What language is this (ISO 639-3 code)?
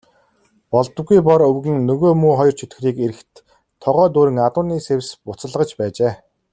mon